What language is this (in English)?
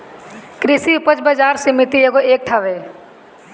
Bhojpuri